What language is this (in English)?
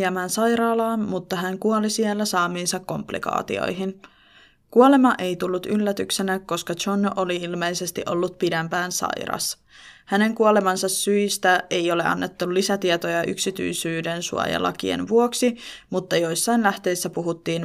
Finnish